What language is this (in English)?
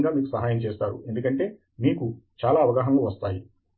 Telugu